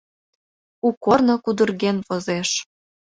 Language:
Mari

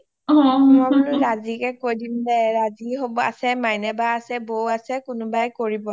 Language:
Assamese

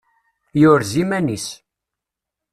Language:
Kabyle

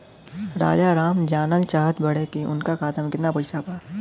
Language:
Bhojpuri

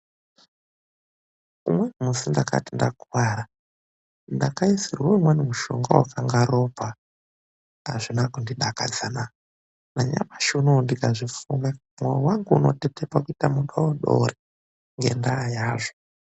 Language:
Ndau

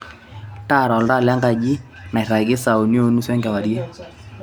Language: Masai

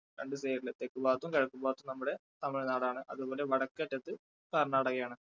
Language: Malayalam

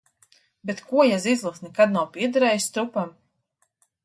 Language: Latvian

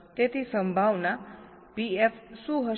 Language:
Gujarati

